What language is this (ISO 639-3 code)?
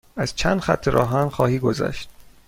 fas